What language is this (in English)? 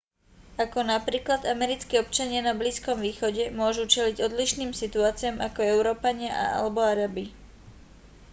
Slovak